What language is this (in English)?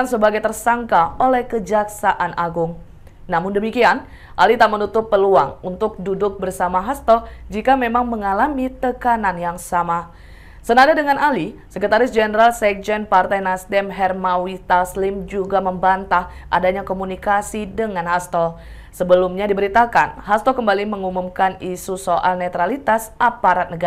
Indonesian